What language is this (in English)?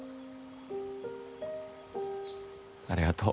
Japanese